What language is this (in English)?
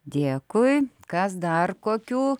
Lithuanian